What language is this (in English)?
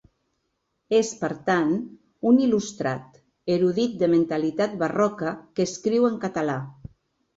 Catalan